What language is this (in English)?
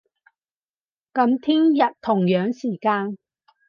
Cantonese